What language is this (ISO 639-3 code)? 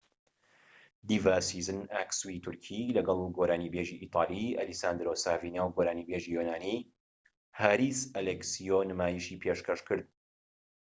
ckb